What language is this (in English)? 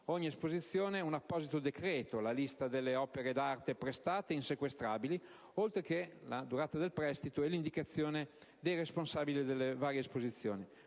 Italian